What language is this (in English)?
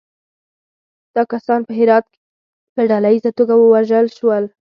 Pashto